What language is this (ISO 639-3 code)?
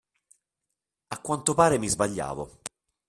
ita